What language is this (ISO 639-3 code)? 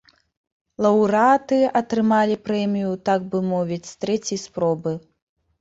bel